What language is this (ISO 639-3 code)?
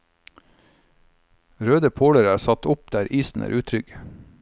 nor